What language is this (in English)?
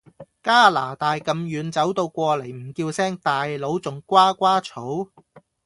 Cantonese